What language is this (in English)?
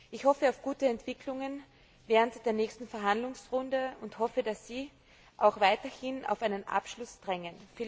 German